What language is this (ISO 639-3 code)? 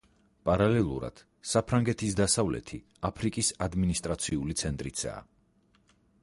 kat